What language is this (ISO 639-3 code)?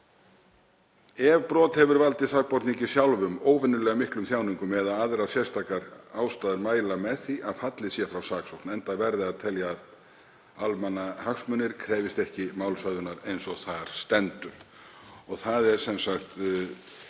isl